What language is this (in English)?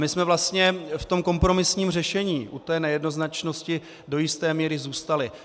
Czech